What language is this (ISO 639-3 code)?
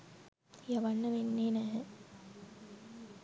sin